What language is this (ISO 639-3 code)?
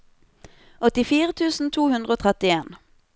nor